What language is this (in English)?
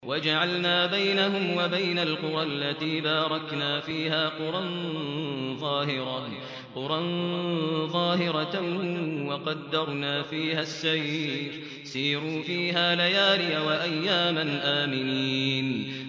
Arabic